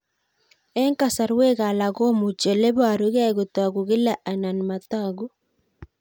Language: Kalenjin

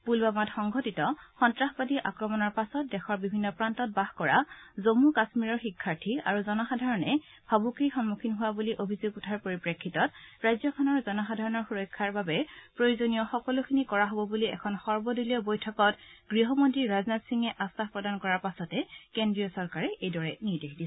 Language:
Assamese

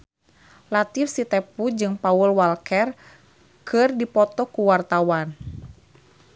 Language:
Sundanese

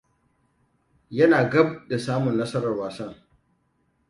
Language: Hausa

